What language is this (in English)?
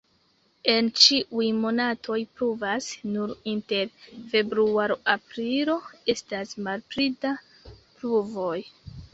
Esperanto